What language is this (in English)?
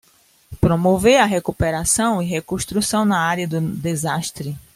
Portuguese